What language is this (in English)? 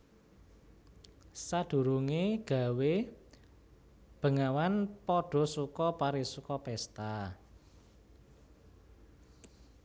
Javanese